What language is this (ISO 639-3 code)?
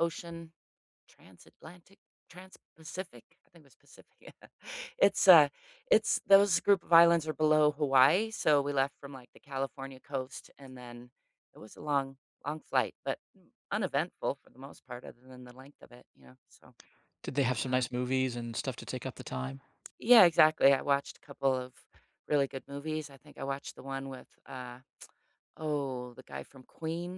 eng